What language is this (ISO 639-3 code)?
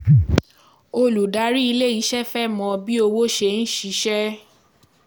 yor